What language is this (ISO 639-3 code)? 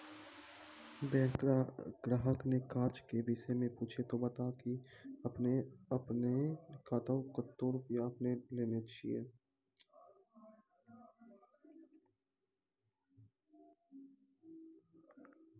mai